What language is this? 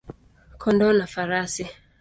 Swahili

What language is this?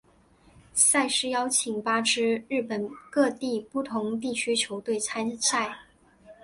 Chinese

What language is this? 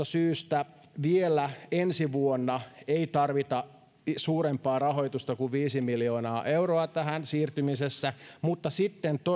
Finnish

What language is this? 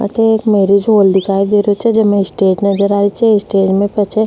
Rajasthani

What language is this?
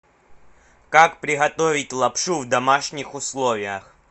Russian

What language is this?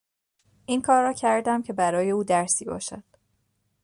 Persian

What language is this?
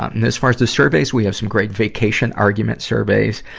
English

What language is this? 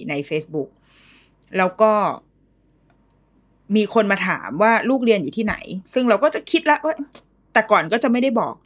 Thai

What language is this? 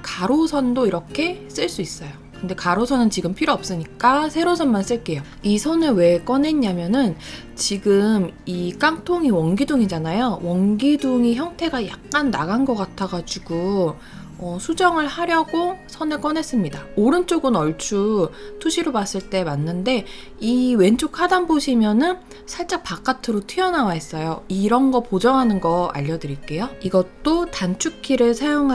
Korean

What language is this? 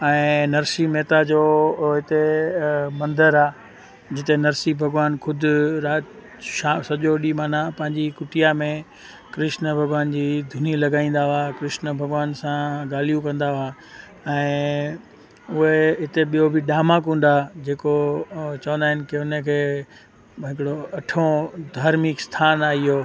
Sindhi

